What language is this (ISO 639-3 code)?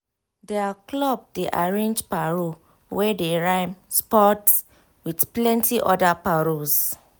pcm